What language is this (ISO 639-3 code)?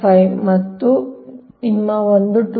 kan